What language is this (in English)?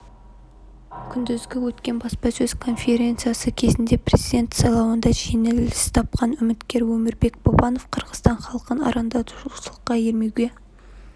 Kazakh